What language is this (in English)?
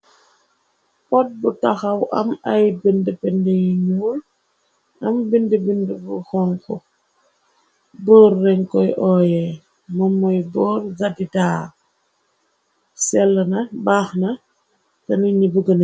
Wolof